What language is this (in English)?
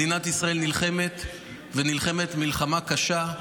Hebrew